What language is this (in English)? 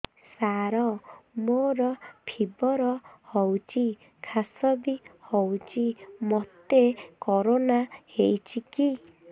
Odia